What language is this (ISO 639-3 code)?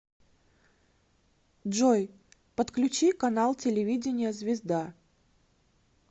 rus